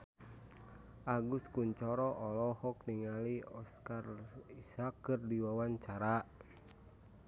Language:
Sundanese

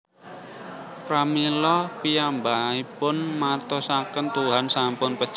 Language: Javanese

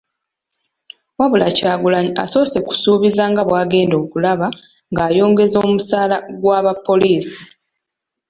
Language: Ganda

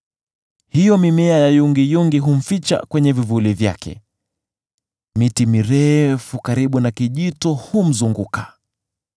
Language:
Swahili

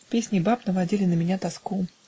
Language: Russian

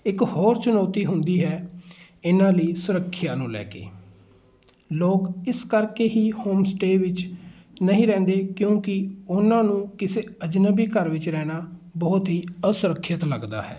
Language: Punjabi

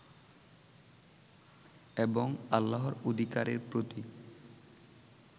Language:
Bangla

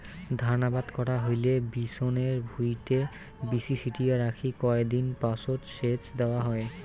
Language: Bangla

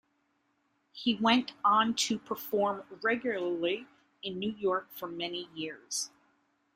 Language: English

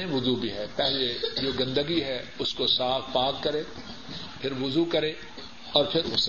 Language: Urdu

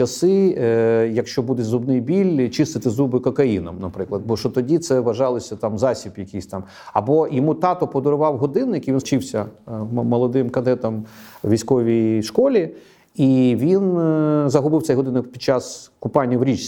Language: Ukrainian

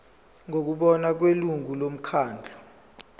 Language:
Zulu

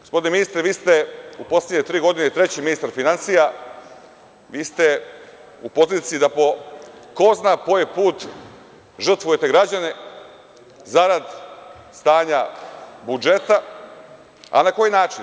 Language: Serbian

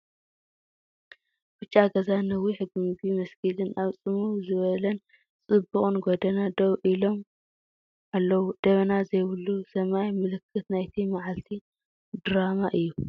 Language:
Tigrinya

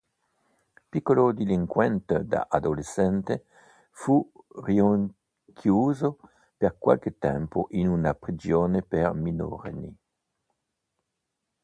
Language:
Italian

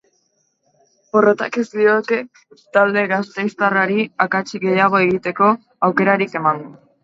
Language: Basque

